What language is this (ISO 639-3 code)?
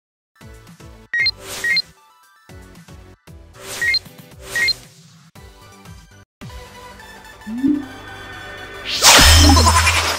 jpn